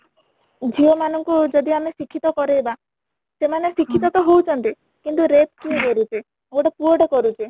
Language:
Odia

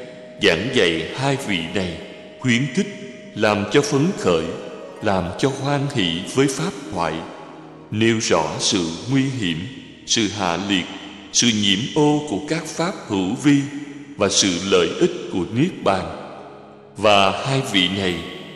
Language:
Vietnamese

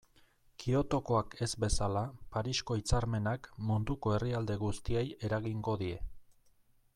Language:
Basque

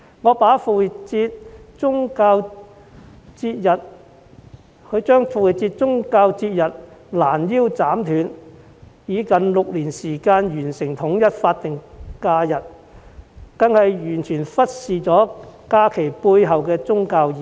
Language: Cantonese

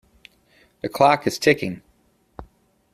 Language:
English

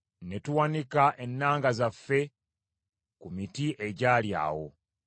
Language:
Ganda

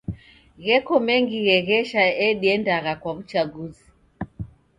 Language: Taita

